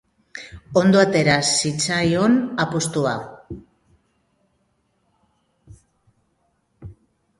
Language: Basque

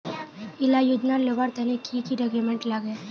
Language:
Magahi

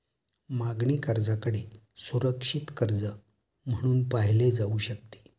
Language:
Marathi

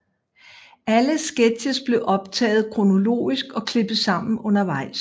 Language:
Danish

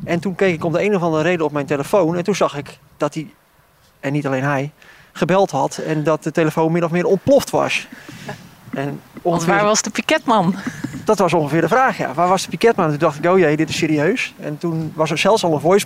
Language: Dutch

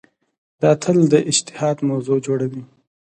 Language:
Pashto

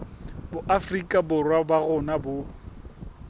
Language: Southern Sotho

